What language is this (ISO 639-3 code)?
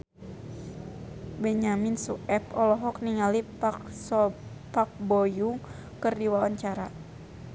sun